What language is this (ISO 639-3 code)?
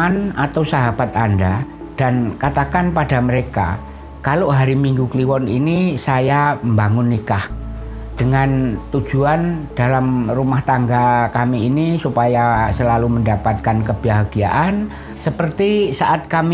ind